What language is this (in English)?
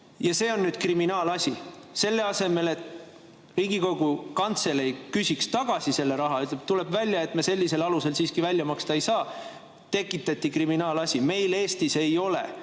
Estonian